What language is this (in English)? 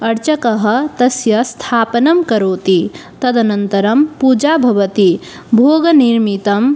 Sanskrit